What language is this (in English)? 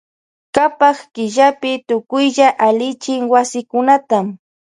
Loja Highland Quichua